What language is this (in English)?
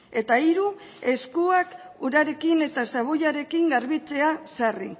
Basque